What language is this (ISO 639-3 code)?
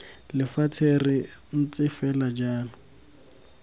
tsn